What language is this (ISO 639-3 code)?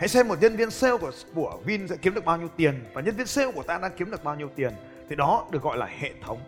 vie